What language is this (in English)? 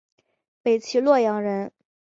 Chinese